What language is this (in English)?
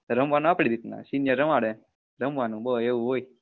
Gujarati